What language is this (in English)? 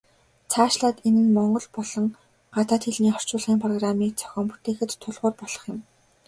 Mongolian